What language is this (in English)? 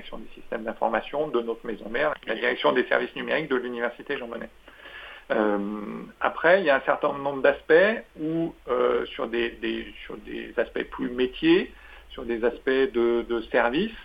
French